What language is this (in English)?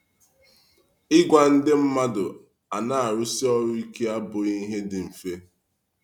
Igbo